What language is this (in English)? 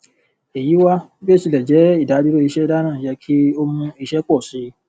Yoruba